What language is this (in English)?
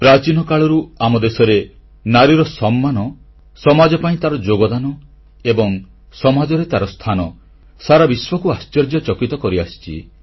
Odia